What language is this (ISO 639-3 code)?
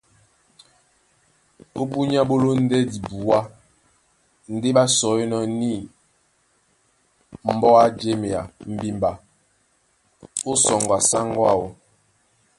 dua